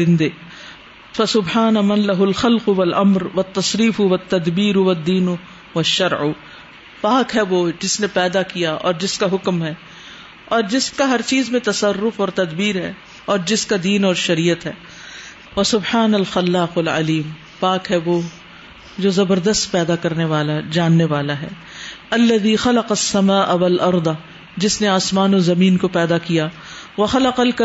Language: Urdu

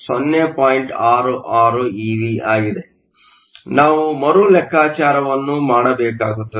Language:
Kannada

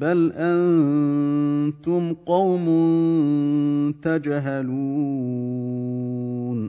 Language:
Arabic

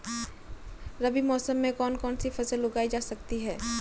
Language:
Hindi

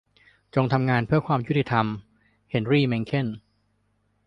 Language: Thai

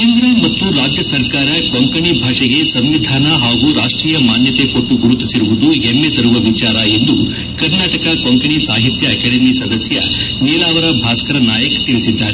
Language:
Kannada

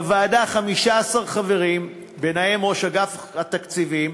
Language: Hebrew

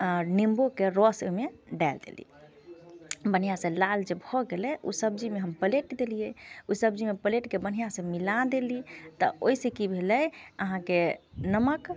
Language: Maithili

